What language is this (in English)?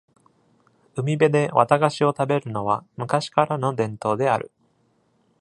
Japanese